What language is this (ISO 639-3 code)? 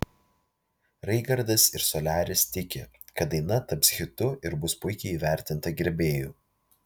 lit